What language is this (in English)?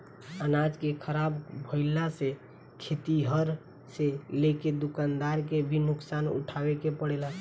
Bhojpuri